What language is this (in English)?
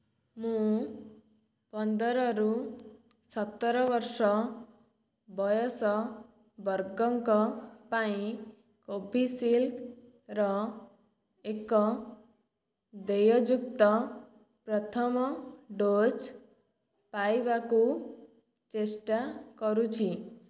Odia